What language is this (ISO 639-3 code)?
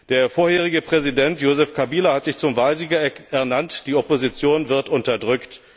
deu